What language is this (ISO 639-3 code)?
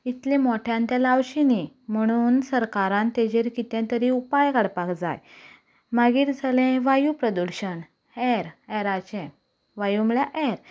kok